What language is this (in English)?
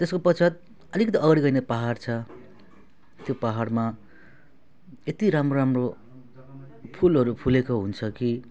Nepali